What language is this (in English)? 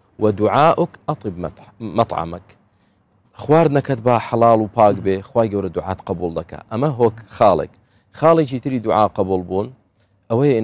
Arabic